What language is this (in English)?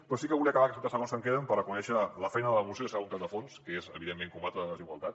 Catalan